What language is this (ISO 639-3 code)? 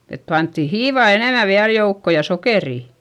fin